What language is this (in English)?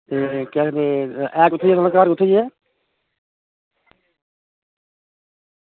Dogri